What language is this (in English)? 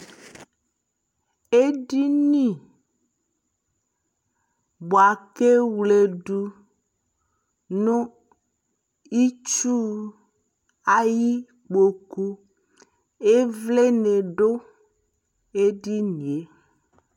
Ikposo